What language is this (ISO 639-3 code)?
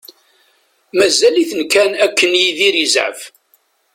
kab